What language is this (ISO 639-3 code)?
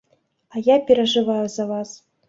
bel